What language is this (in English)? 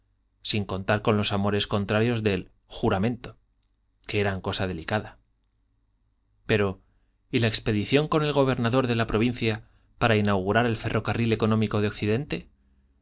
Spanish